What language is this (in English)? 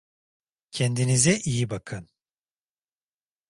Turkish